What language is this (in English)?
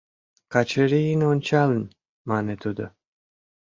Mari